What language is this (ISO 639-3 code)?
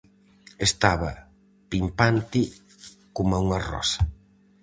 glg